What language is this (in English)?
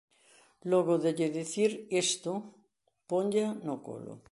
Galician